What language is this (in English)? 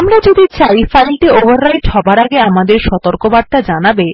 Bangla